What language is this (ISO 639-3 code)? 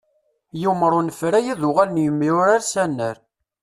kab